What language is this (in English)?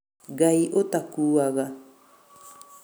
Kikuyu